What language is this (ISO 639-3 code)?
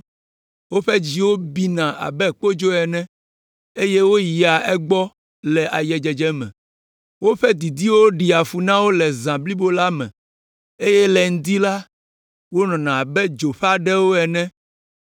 ewe